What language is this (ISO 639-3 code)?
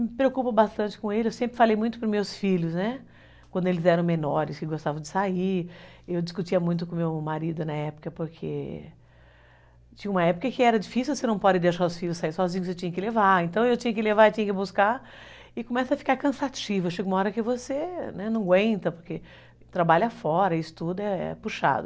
por